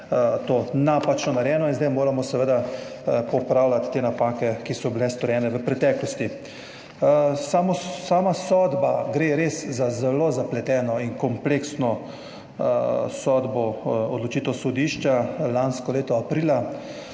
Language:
Slovenian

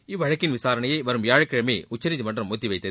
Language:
Tamil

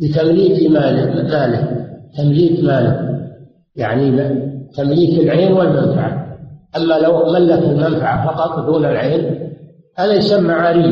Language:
Arabic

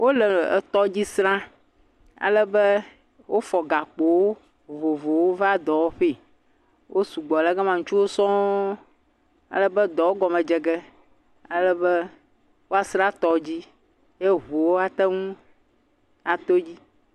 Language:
Ewe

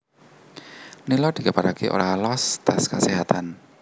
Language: Javanese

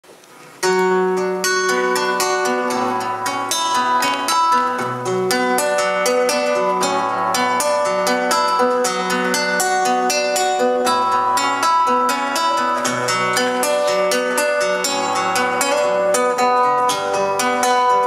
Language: Polish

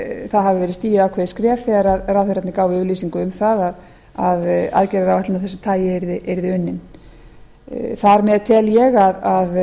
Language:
Icelandic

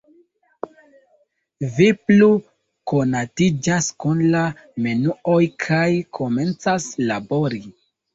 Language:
Esperanto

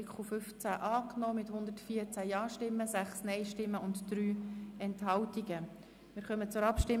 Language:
Swiss German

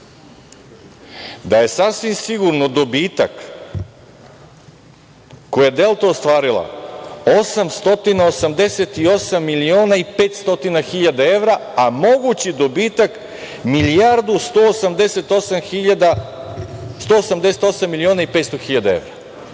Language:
Serbian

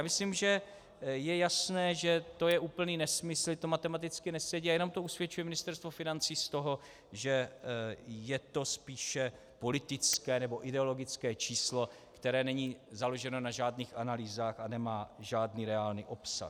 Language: Czech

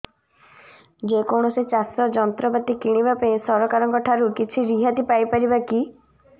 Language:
Odia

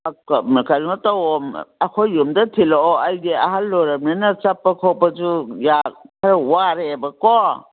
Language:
Manipuri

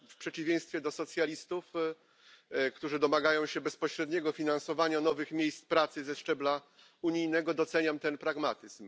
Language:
Polish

